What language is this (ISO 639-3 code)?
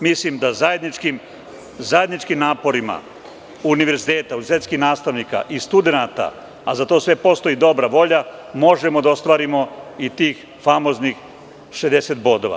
srp